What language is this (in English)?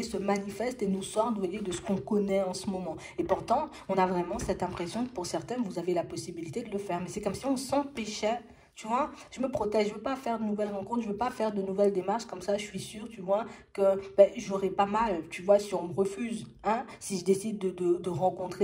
French